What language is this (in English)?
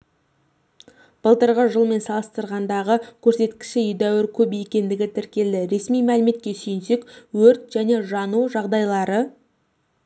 Kazakh